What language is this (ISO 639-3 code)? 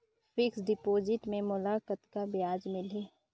hne